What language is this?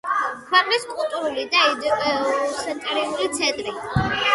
Georgian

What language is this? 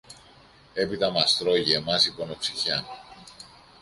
Greek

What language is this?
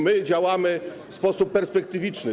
Polish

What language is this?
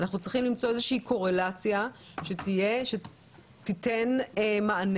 Hebrew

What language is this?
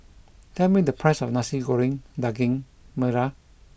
English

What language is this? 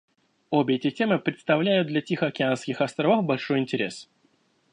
Russian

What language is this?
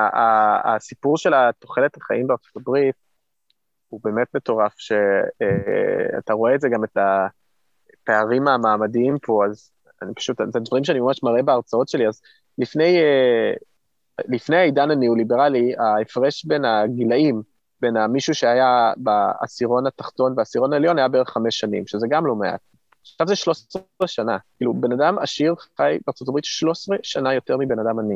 Hebrew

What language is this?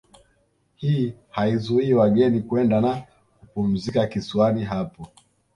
Swahili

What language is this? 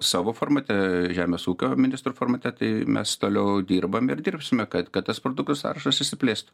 Lithuanian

